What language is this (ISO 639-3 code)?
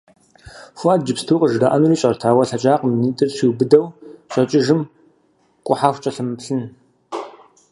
kbd